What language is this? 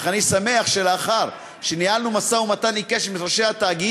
Hebrew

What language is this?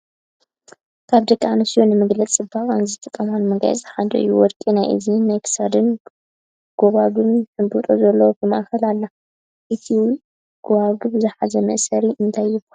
Tigrinya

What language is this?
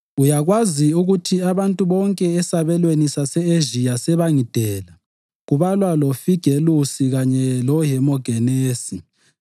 North Ndebele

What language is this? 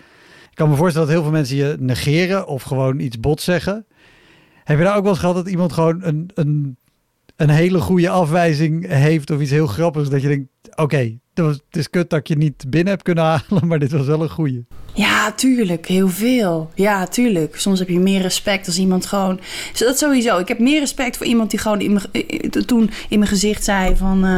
Dutch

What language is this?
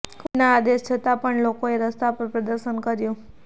Gujarati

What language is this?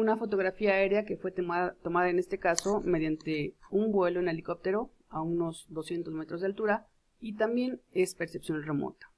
Spanish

